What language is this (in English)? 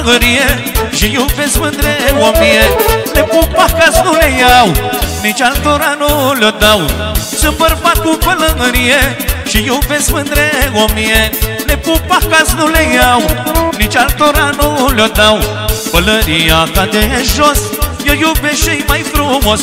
Romanian